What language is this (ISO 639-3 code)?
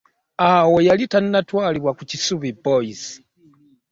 lug